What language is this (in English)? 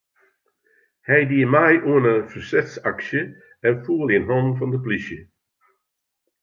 Western Frisian